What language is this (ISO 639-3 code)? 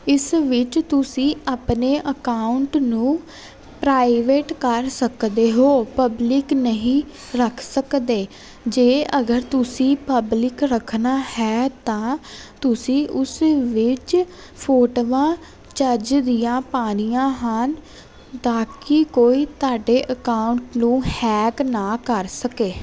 pan